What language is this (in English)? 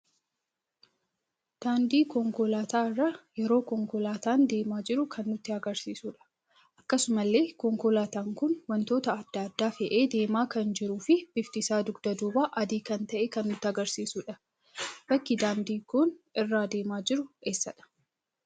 Oromo